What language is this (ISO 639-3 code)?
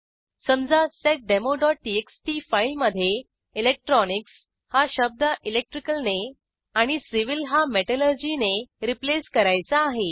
mar